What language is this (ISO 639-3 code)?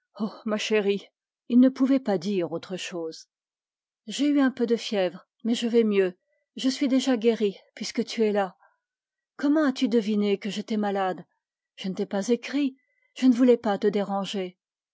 fra